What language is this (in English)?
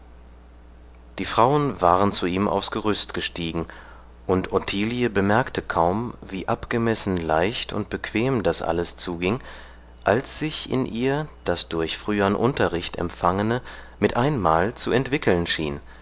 German